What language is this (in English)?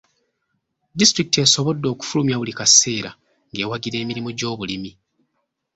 Ganda